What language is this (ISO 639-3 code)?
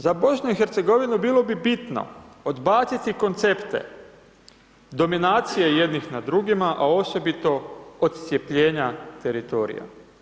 hrv